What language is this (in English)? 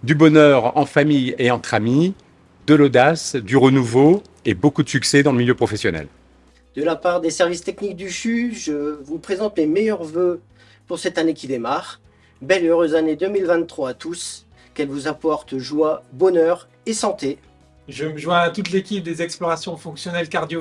French